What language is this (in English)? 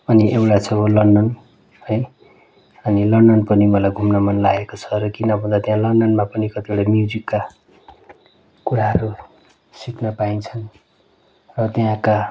Nepali